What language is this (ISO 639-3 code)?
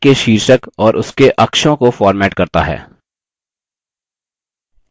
hin